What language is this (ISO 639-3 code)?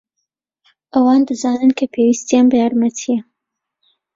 ckb